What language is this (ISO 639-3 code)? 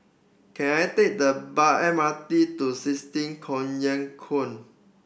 eng